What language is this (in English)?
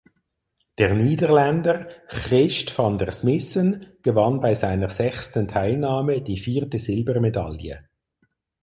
German